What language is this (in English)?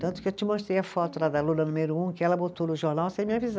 Portuguese